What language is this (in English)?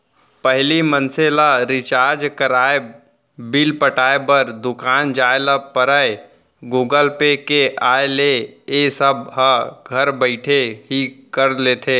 Chhattisgarhi